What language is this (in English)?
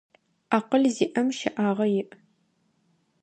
Adyghe